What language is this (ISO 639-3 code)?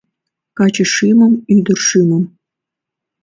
chm